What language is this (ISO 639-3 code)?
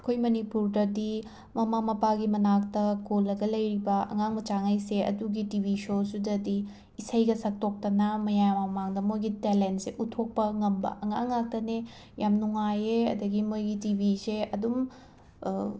mni